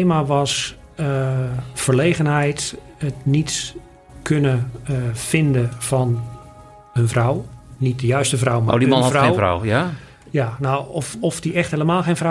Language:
Dutch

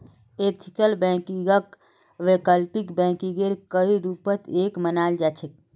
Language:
Magahi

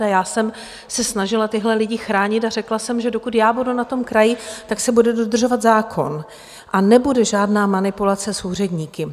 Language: Czech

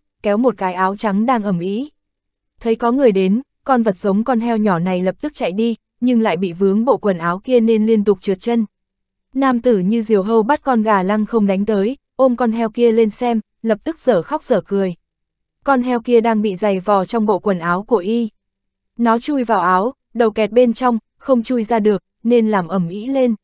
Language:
Vietnamese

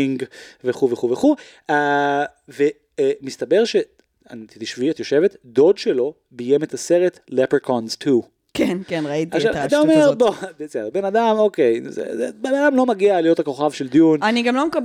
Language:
Hebrew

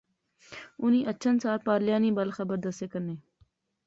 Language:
Pahari-Potwari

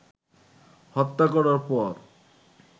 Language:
Bangla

